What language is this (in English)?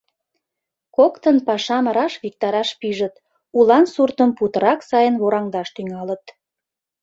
Mari